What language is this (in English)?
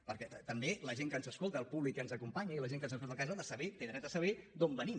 Catalan